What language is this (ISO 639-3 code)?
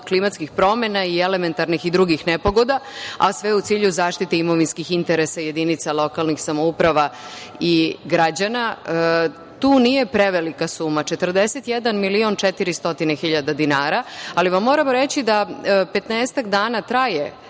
srp